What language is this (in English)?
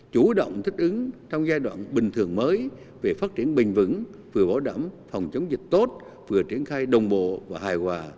Vietnamese